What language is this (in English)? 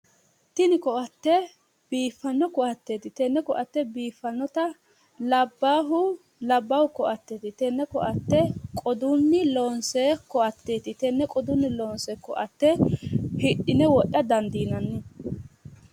Sidamo